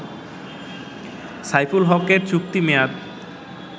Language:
Bangla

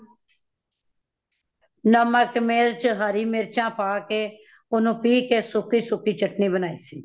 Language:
Punjabi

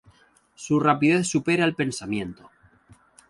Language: Spanish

